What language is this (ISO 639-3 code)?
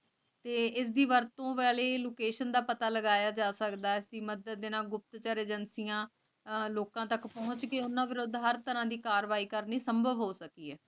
pan